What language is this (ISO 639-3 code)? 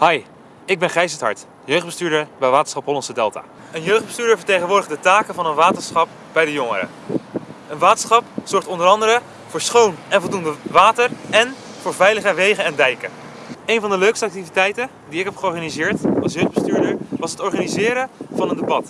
nld